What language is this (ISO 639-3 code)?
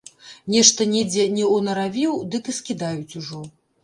bel